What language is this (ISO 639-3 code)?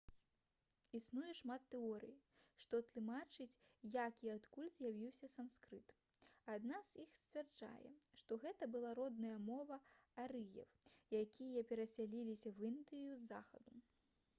bel